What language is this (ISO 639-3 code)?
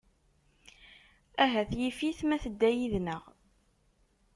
kab